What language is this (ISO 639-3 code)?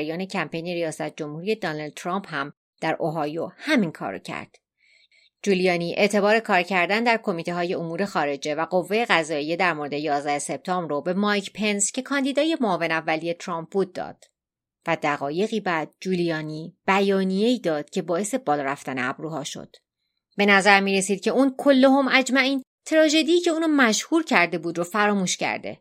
fas